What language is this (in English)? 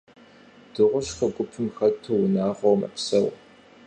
Kabardian